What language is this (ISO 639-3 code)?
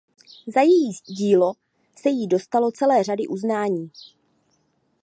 ces